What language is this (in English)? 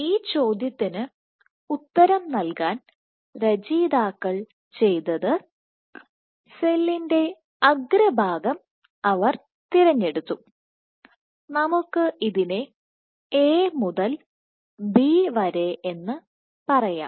Malayalam